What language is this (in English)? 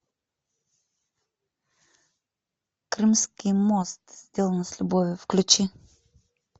Russian